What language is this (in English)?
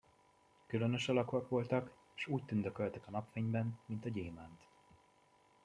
Hungarian